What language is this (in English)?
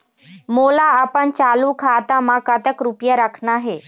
Chhattisgarhi